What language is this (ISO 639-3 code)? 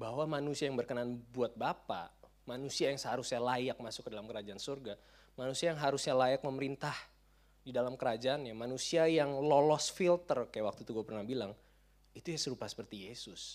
ind